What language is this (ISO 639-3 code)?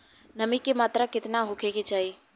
bho